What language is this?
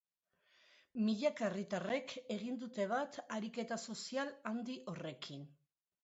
Basque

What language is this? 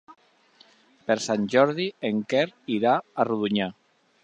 Catalan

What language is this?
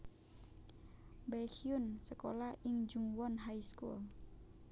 Javanese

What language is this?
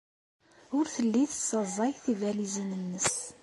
Kabyle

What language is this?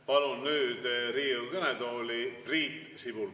Estonian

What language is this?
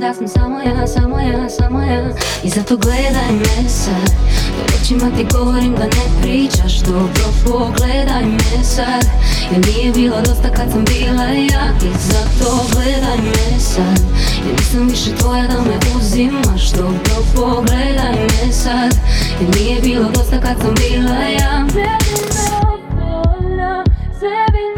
Croatian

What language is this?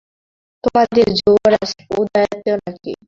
Bangla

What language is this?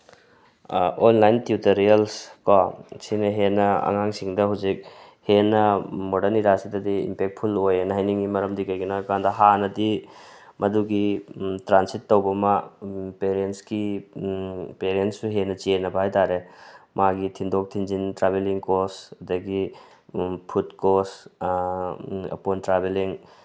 Manipuri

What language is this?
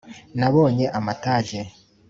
Kinyarwanda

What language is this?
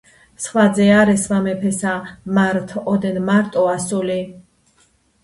Georgian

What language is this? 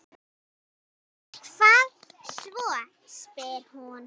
Icelandic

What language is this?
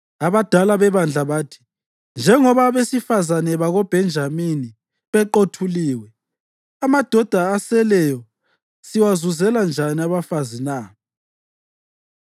North Ndebele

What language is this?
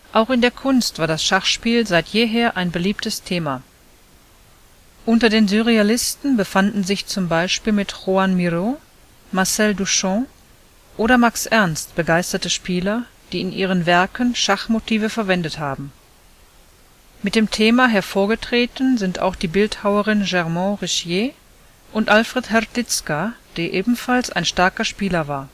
German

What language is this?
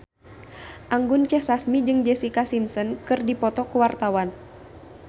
Sundanese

